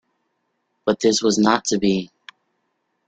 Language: English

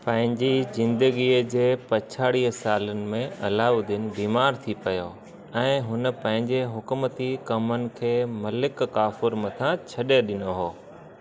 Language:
Sindhi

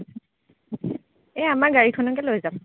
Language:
Assamese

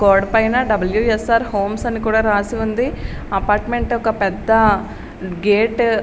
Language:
Telugu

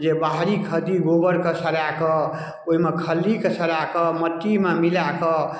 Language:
Maithili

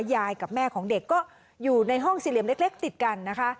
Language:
Thai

